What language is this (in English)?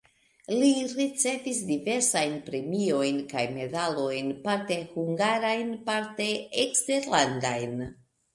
Esperanto